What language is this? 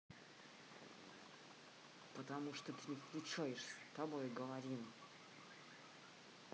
Russian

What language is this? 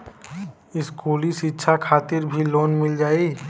Bhojpuri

